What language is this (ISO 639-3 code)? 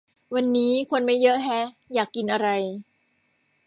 tha